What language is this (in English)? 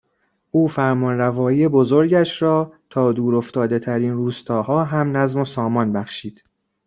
Persian